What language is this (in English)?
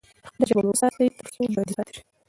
Pashto